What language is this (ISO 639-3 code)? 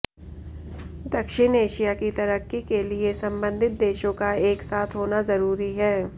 hin